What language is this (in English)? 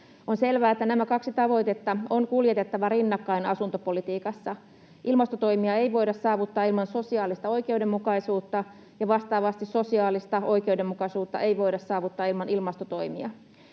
Finnish